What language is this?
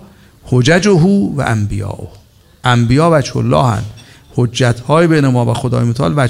Persian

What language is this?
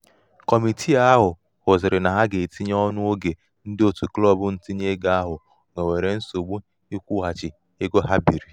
Igbo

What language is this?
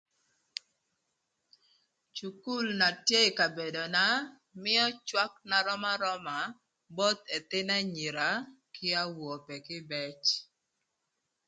Thur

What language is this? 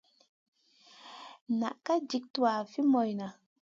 Masana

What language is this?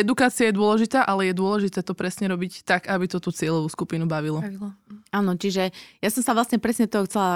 Slovak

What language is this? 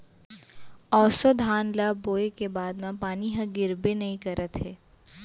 Chhattisgarhi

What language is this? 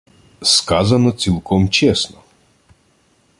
Ukrainian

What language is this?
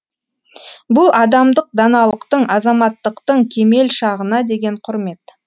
Kazakh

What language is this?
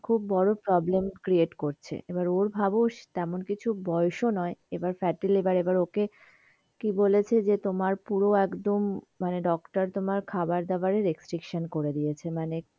Bangla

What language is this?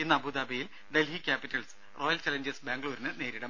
Malayalam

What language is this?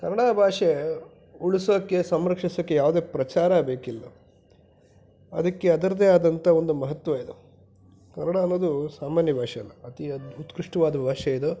Kannada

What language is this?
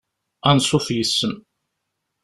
Kabyle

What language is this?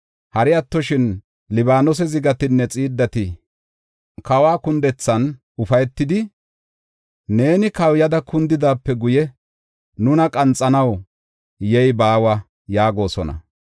Gofa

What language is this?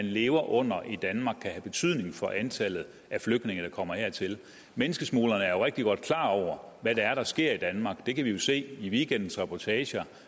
Danish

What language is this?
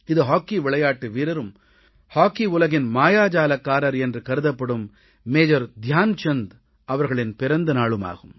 Tamil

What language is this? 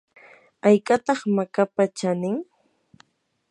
Yanahuanca Pasco Quechua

